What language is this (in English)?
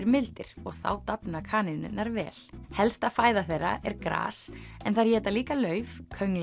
Icelandic